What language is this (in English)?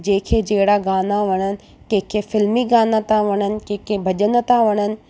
Sindhi